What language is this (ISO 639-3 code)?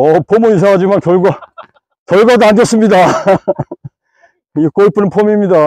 kor